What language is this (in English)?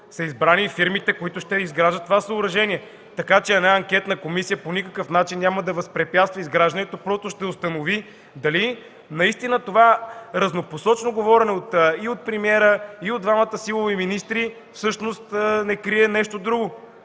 Bulgarian